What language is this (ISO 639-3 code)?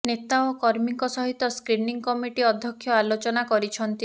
ori